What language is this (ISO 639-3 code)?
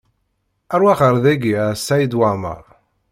kab